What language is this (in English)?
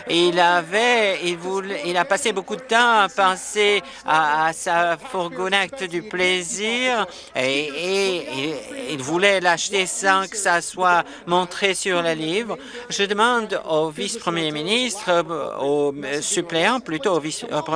French